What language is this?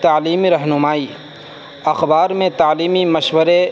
Urdu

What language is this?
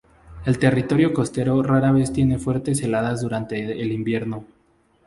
Spanish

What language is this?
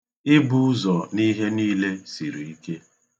Igbo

